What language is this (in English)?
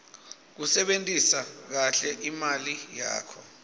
Swati